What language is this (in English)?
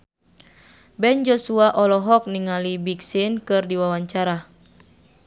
Sundanese